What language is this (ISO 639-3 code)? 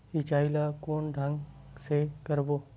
hne